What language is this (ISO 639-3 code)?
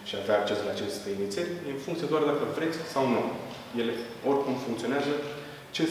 ron